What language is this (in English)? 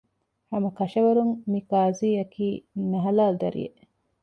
Divehi